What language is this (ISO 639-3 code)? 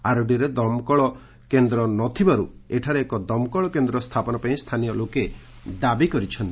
ori